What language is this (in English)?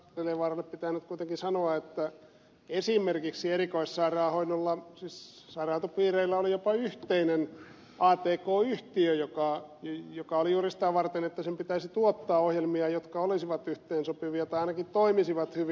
Finnish